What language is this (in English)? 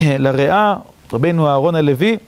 Hebrew